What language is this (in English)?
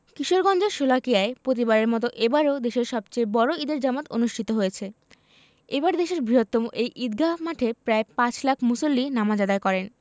Bangla